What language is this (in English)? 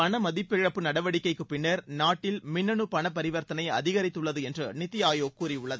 Tamil